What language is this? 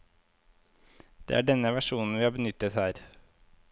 Norwegian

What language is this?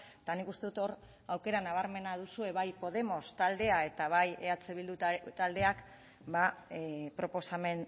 Basque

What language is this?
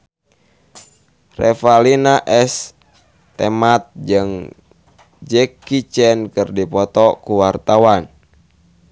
Sundanese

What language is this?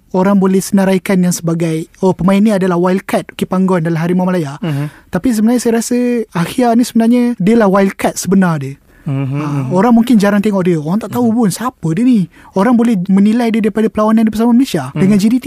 Malay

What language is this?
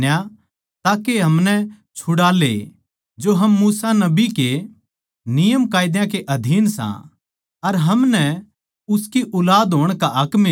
Haryanvi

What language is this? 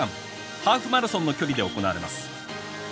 Japanese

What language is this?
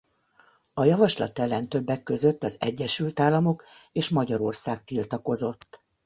Hungarian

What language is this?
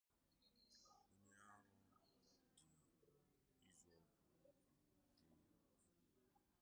Igbo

